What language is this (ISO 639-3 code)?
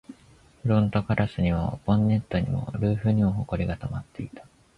jpn